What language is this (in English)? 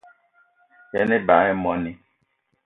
Eton (Cameroon)